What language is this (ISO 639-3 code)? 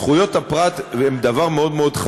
heb